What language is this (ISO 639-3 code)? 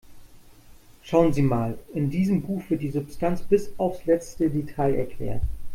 deu